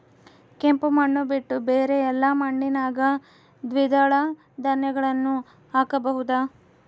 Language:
Kannada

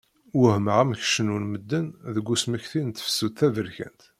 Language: Kabyle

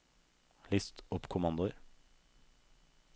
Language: Norwegian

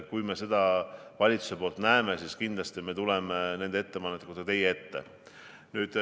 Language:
Estonian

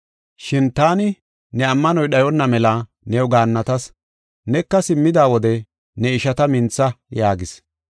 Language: Gofa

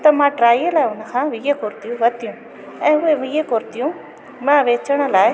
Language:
Sindhi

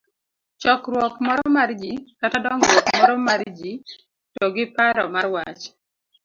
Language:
Luo (Kenya and Tanzania)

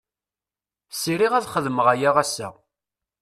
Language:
Kabyle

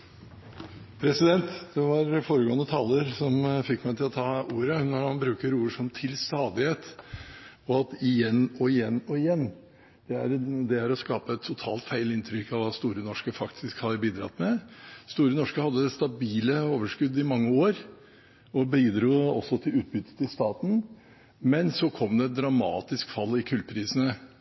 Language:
Norwegian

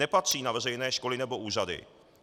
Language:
Czech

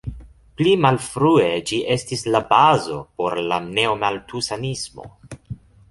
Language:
Esperanto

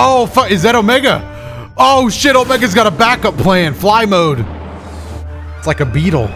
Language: English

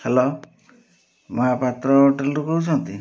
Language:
Odia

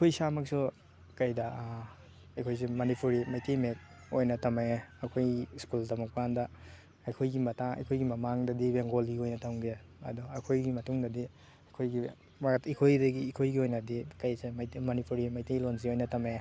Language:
Manipuri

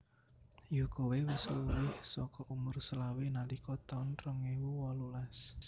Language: Javanese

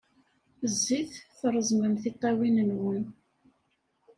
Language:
Kabyle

